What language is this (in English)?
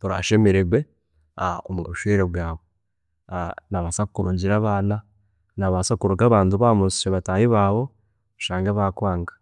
Chiga